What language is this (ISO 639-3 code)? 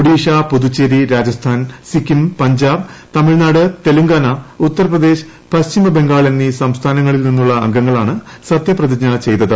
mal